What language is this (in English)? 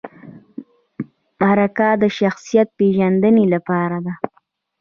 Pashto